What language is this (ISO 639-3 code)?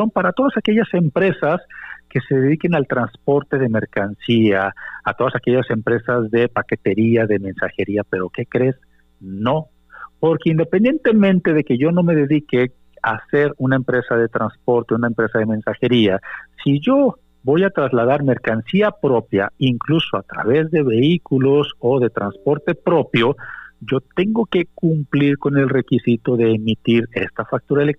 spa